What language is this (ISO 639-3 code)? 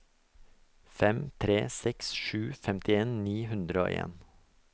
nor